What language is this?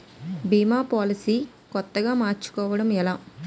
Telugu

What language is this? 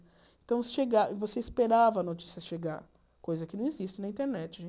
Portuguese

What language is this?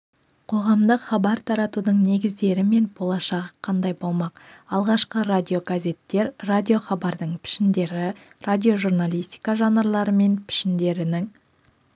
Kazakh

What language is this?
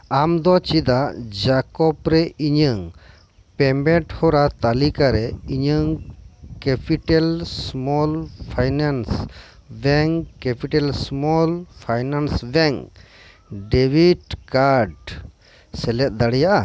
Santali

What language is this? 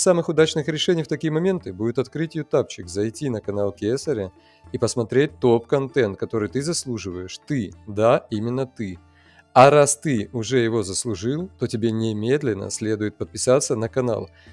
Russian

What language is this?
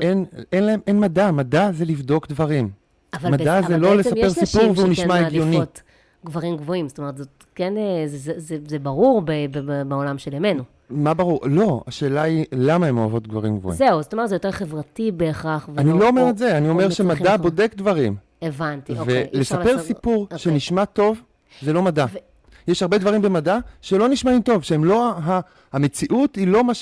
Hebrew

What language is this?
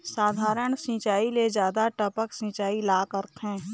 Chhattisgarhi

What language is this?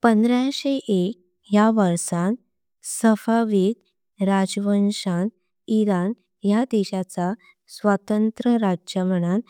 Konkani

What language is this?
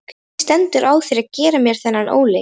Icelandic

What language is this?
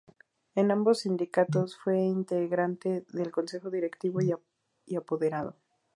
Spanish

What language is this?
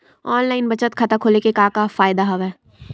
Chhattisgarhi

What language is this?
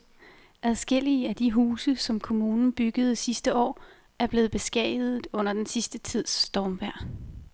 Danish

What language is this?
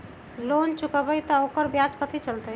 Magahi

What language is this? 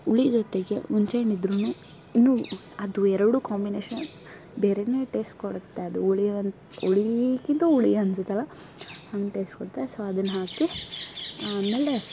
Kannada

